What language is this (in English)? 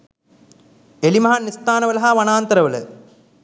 Sinhala